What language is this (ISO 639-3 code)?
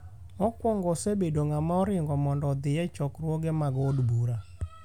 luo